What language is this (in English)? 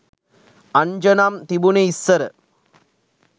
Sinhala